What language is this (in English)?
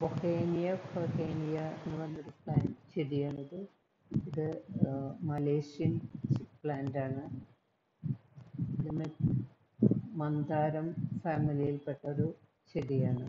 Spanish